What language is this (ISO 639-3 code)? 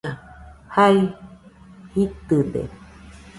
hux